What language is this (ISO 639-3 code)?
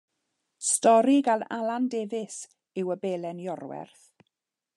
cym